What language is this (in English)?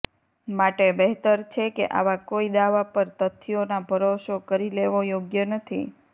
Gujarati